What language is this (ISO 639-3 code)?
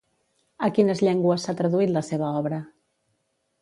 cat